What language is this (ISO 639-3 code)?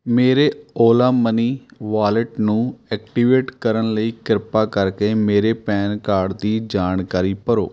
pan